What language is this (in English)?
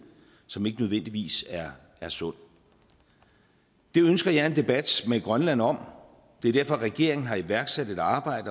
Danish